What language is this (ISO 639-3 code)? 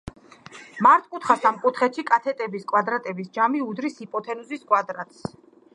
kat